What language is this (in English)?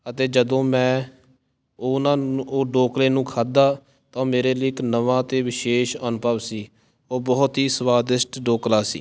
Punjabi